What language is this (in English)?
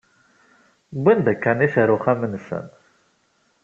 Kabyle